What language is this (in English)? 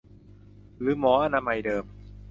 Thai